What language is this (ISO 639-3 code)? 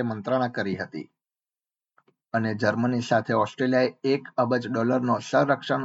guj